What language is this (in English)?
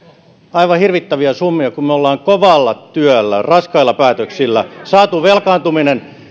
Finnish